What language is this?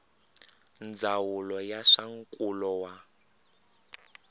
Tsonga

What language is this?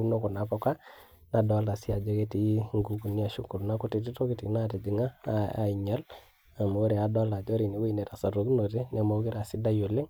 Masai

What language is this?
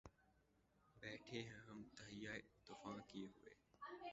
Urdu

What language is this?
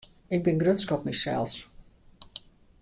Western Frisian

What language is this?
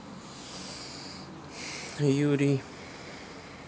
Russian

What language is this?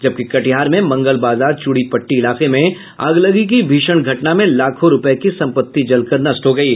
Hindi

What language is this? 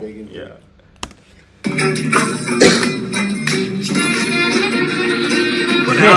Turkish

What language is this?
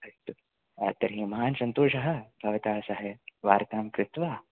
Sanskrit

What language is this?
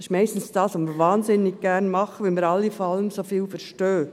Swiss German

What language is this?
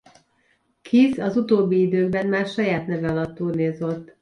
Hungarian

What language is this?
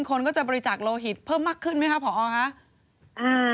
Thai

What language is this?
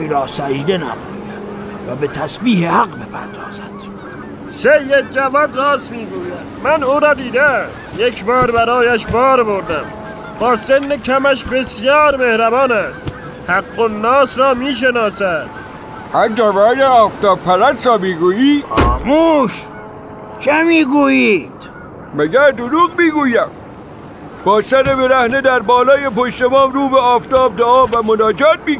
Persian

